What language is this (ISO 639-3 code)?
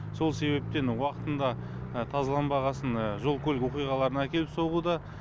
kaz